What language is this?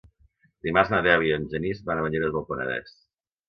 Catalan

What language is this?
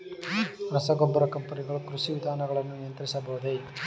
Kannada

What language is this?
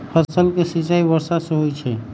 Magahi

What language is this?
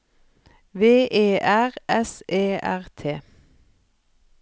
Norwegian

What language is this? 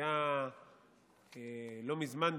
Hebrew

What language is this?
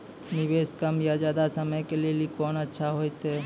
Maithili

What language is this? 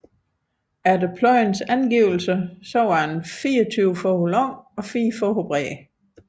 Danish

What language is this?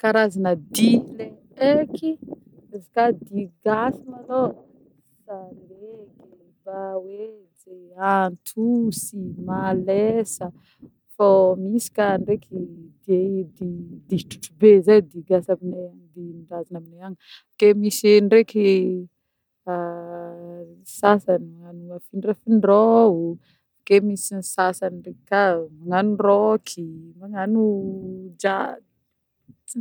Northern Betsimisaraka Malagasy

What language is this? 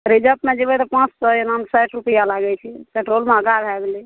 Maithili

